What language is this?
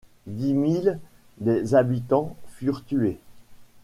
French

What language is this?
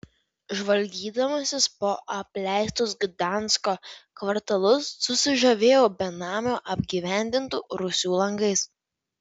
Lithuanian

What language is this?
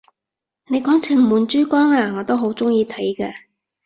Cantonese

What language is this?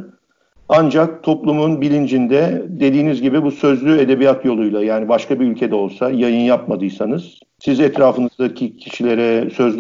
Turkish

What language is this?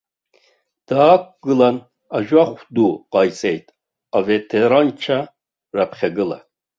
Abkhazian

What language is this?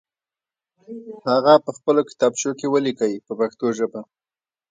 Pashto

